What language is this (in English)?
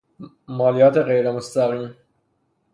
Persian